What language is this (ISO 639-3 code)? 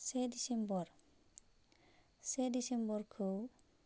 brx